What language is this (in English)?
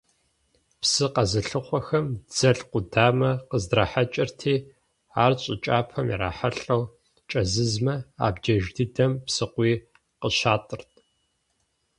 Kabardian